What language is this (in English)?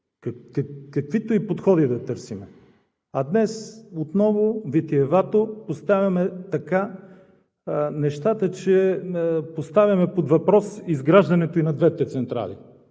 Bulgarian